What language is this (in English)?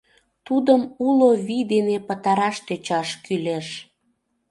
Mari